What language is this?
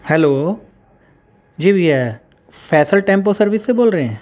Urdu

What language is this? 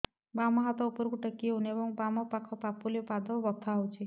Odia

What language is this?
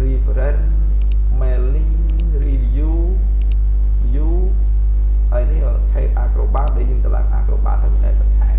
Vietnamese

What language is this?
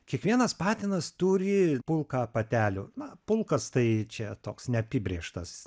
Lithuanian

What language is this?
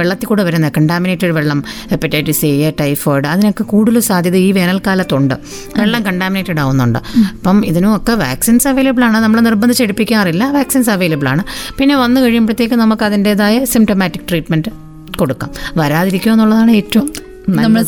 Malayalam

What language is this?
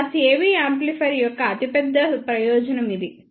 Telugu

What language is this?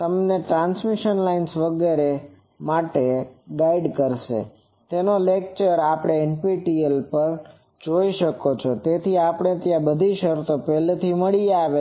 Gujarati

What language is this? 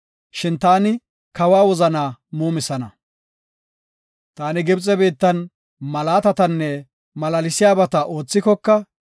Gofa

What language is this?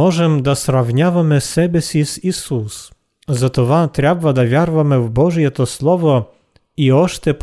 Bulgarian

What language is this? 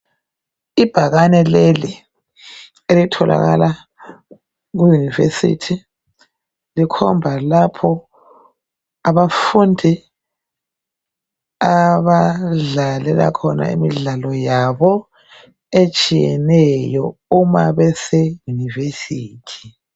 North Ndebele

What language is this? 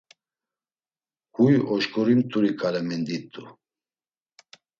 Laz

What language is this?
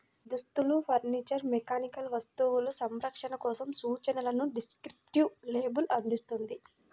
Telugu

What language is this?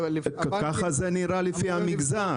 Hebrew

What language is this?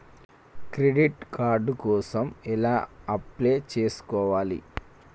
Telugu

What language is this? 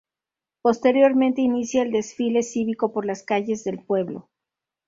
Spanish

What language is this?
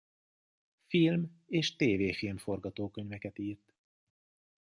Hungarian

